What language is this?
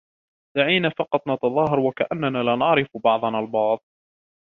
Arabic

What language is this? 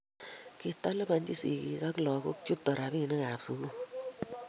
Kalenjin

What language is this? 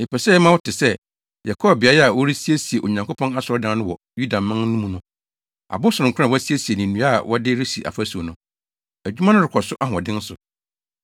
Akan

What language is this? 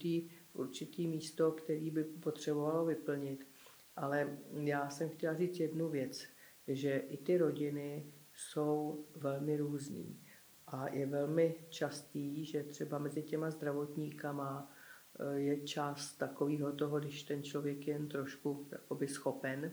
Czech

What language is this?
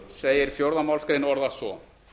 Icelandic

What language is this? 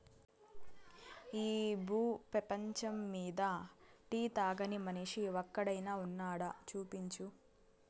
Telugu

